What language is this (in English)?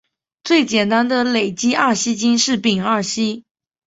Chinese